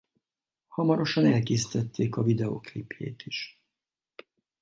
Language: Hungarian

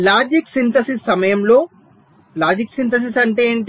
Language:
Telugu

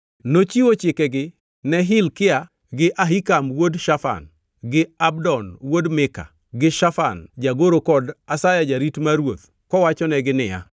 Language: Luo (Kenya and Tanzania)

